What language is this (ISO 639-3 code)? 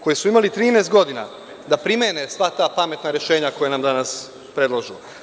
srp